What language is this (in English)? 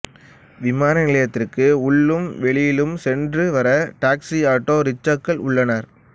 Tamil